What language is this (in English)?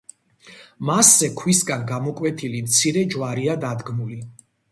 Georgian